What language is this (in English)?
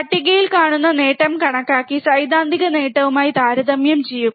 Malayalam